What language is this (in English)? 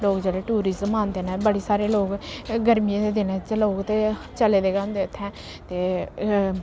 Dogri